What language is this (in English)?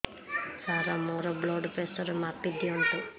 Odia